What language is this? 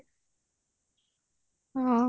Odia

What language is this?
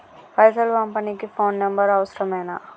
Telugu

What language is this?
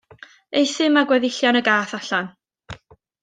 Welsh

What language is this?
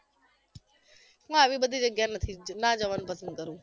Gujarati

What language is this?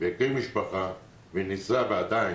Hebrew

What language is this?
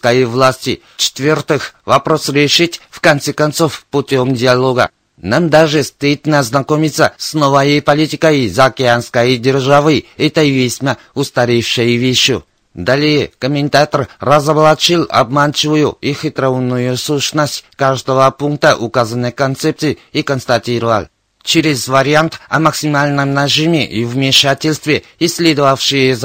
Russian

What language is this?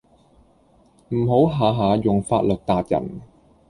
Cantonese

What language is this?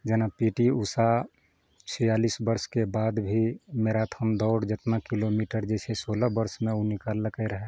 Maithili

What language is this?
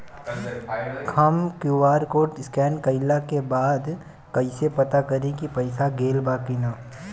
Bhojpuri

